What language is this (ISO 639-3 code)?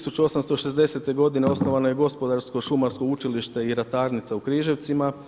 hrv